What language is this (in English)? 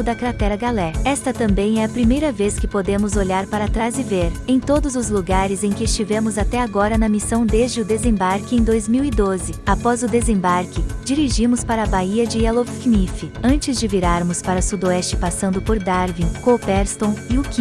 Portuguese